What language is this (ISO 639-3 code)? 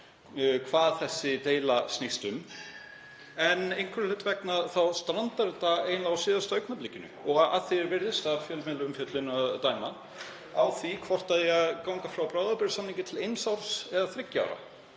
isl